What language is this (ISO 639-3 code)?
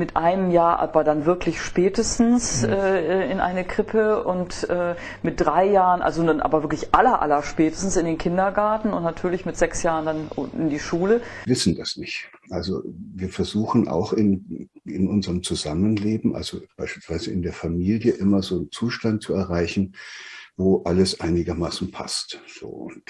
deu